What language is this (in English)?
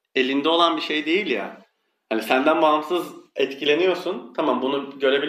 Turkish